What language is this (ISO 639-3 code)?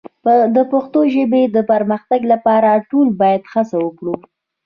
pus